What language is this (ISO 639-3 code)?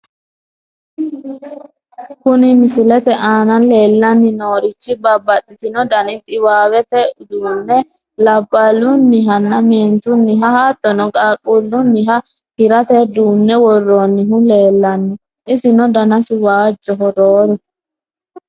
sid